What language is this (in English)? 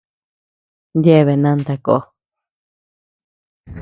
Tepeuxila Cuicatec